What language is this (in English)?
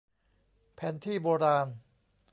Thai